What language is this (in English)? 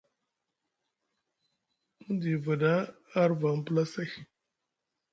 Musgu